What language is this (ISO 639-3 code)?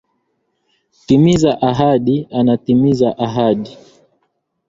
swa